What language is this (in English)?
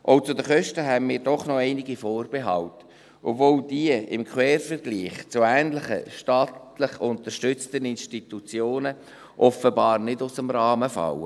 Swiss German